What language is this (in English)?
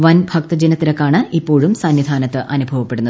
Malayalam